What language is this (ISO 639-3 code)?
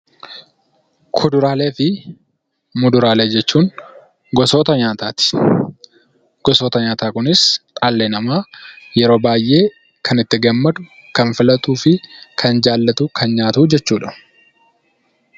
orm